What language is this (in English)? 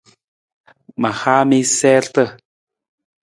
Nawdm